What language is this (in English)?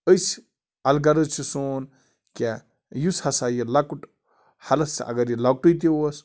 Kashmiri